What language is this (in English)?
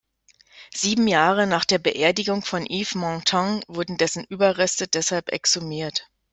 German